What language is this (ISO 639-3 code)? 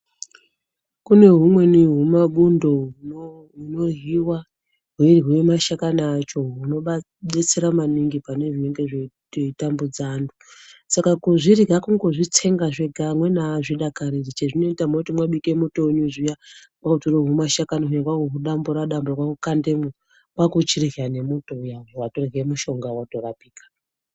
ndc